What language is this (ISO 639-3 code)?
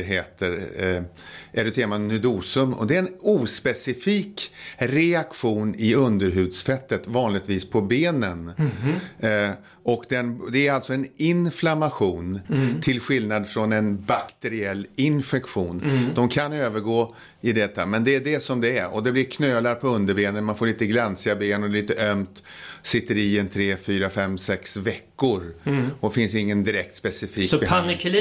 swe